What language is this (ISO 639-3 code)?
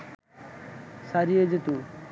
ben